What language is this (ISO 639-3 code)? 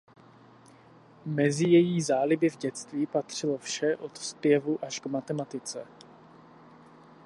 ces